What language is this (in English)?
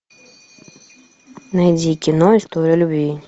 Russian